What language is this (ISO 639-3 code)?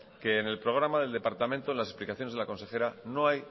spa